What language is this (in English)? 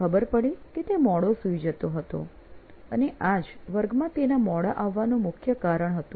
Gujarati